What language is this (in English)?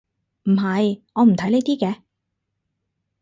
Cantonese